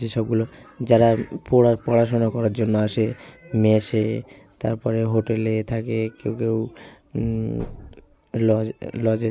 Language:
Bangla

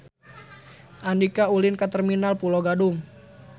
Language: Sundanese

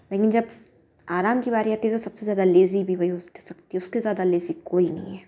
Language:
Hindi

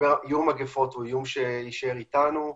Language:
Hebrew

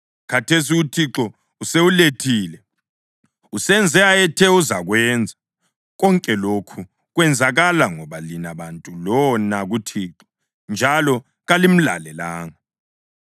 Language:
North Ndebele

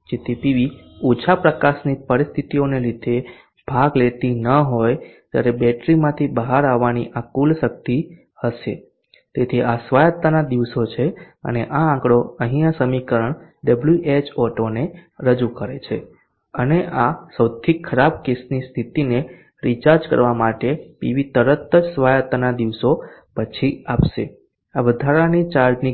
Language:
Gujarati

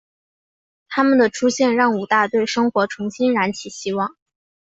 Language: Chinese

